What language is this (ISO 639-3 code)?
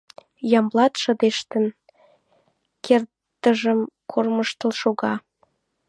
chm